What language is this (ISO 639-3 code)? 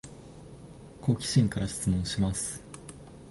jpn